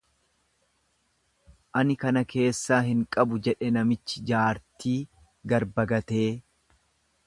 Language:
Oromo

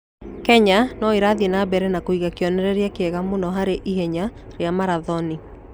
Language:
Kikuyu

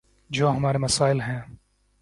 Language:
Urdu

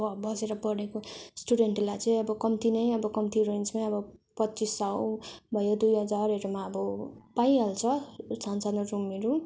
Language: Nepali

